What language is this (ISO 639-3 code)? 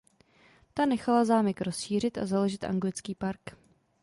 ces